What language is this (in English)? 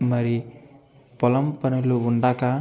Telugu